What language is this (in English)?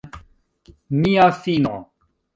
Esperanto